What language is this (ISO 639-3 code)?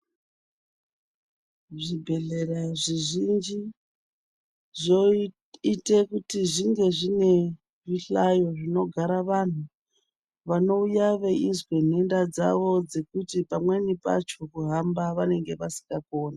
ndc